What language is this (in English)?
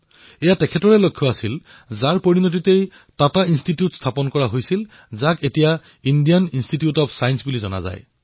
Assamese